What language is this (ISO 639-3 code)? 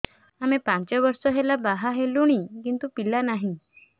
ori